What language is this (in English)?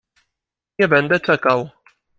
Polish